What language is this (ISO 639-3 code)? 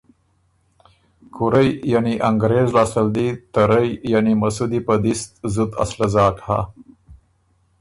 oru